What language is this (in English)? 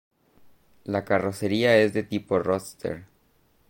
Spanish